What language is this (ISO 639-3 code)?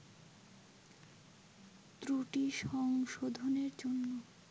ben